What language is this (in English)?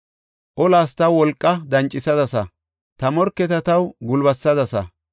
Gofa